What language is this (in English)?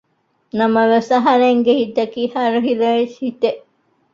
Divehi